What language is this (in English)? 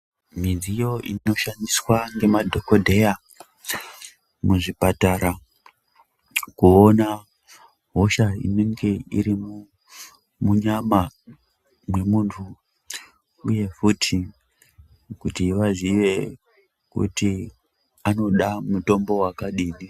Ndau